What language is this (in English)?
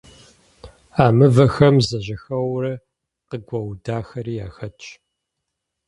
Kabardian